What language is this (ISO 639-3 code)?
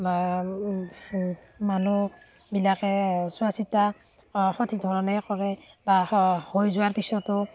asm